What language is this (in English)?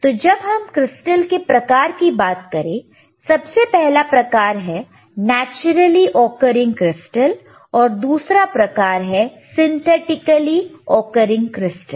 Hindi